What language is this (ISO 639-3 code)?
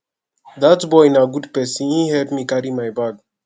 pcm